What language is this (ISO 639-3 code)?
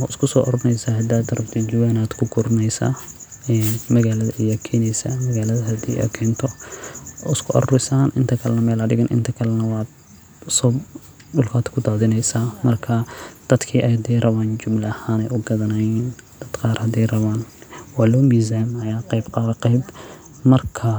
som